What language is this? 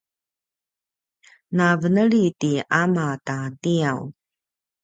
Paiwan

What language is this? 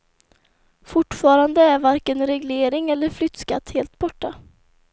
Swedish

